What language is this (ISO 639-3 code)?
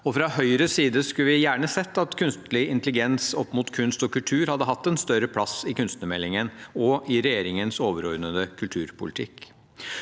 nor